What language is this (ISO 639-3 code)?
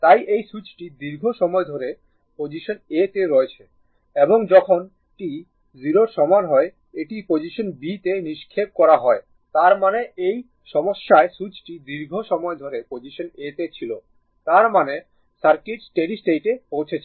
ben